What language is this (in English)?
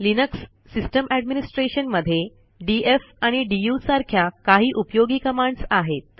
Marathi